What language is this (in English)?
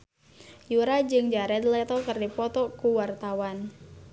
Sundanese